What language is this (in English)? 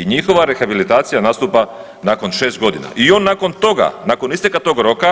Croatian